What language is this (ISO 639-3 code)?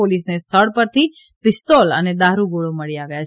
guj